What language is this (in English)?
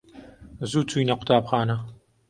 Central Kurdish